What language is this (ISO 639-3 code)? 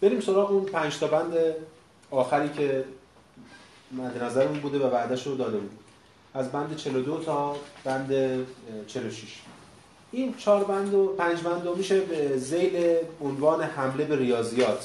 fas